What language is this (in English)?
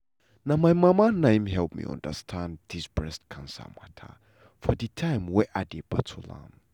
Nigerian Pidgin